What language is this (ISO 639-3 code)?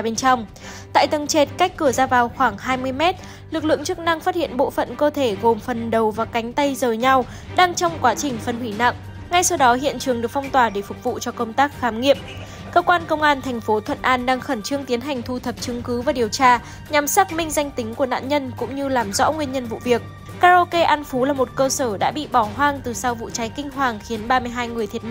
vie